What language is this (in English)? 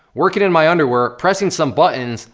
English